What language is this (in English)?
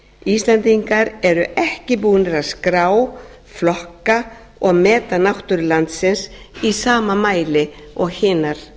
Icelandic